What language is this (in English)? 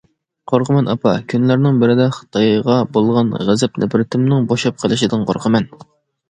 Uyghur